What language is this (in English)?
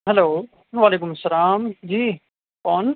Urdu